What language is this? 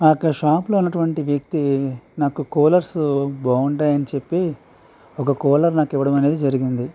Telugu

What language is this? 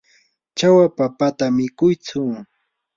Yanahuanca Pasco Quechua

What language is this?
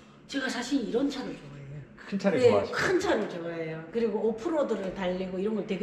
Korean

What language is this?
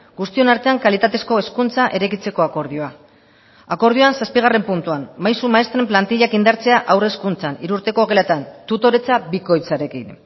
Basque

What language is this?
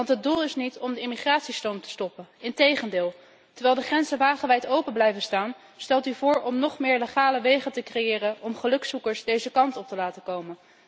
Dutch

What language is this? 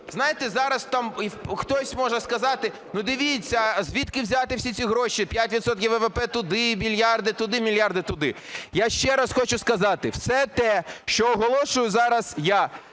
Ukrainian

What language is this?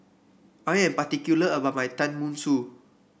English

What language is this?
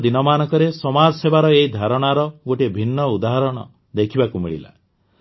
Odia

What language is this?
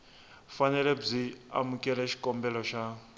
Tsonga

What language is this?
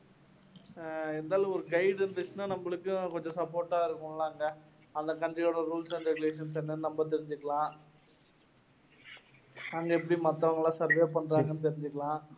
Tamil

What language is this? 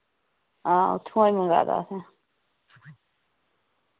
Dogri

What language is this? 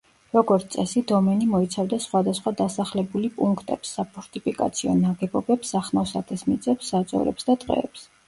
Georgian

